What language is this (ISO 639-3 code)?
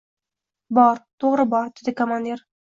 uzb